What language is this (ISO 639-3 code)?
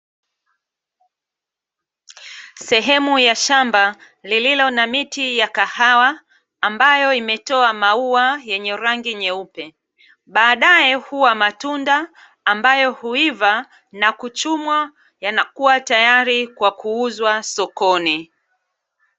swa